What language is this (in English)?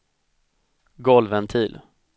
Swedish